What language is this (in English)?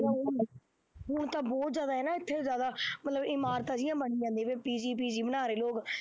Punjabi